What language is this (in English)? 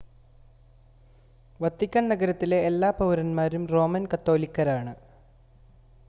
Malayalam